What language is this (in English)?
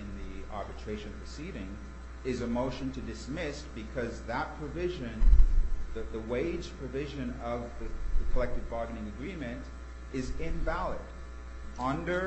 English